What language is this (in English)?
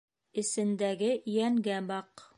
Bashkir